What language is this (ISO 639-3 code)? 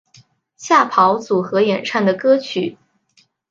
zho